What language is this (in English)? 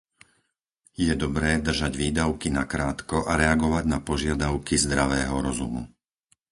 Slovak